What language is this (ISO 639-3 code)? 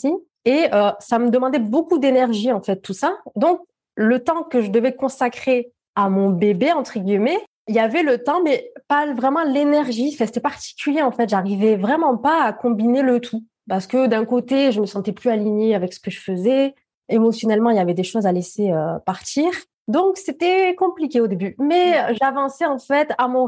fra